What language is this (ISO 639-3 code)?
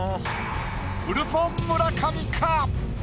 jpn